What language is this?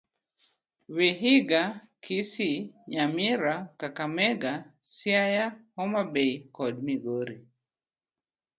Luo (Kenya and Tanzania)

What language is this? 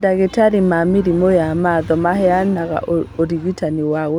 Kikuyu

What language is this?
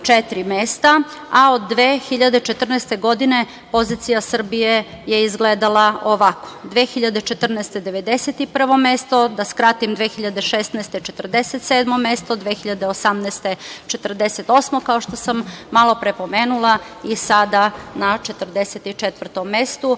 Serbian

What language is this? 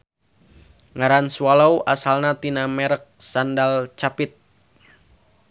Sundanese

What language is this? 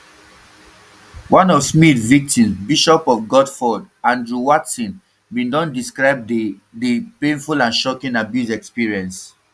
Nigerian Pidgin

